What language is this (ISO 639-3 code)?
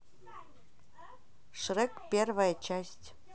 rus